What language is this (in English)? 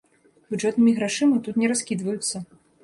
Belarusian